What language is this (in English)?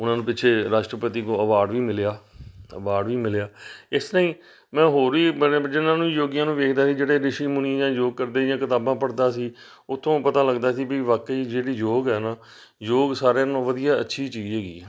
Punjabi